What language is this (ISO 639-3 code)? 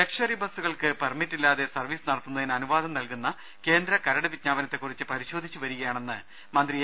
mal